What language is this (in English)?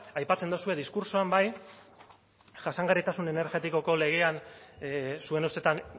Basque